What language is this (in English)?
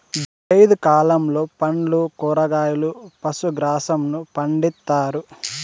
Telugu